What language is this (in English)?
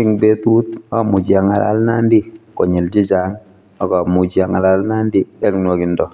Kalenjin